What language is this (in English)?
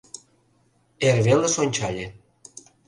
Mari